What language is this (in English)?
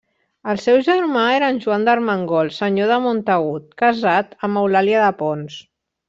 Catalan